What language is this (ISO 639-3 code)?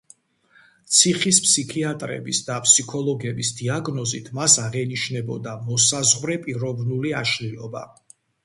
kat